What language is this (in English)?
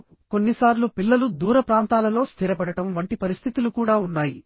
Telugu